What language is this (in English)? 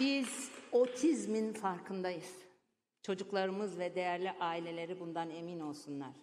Turkish